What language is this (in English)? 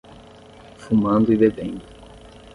Portuguese